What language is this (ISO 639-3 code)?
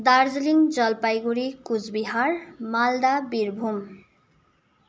nep